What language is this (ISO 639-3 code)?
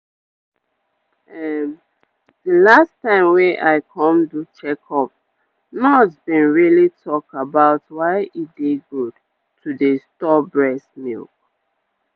pcm